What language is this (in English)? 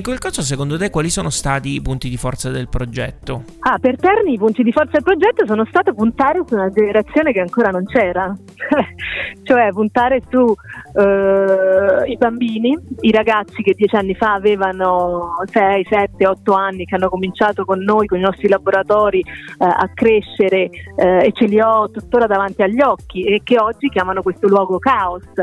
Italian